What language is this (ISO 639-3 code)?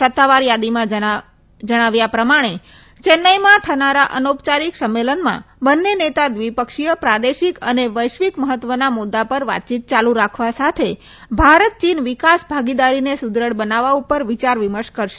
guj